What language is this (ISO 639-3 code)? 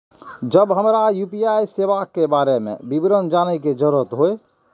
mai